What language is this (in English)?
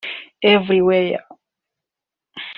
Kinyarwanda